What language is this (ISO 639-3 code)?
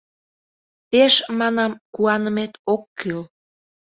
chm